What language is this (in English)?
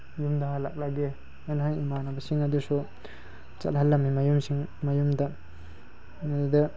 Manipuri